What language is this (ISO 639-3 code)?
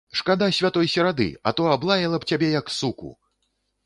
bel